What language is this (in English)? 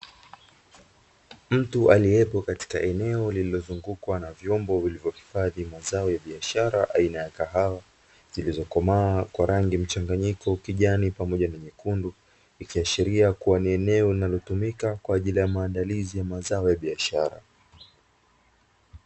Swahili